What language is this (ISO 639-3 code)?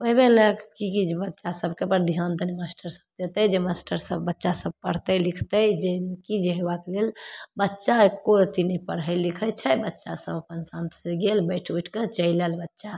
mai